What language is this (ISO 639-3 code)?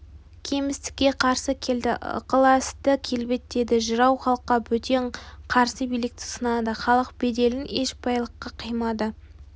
kaz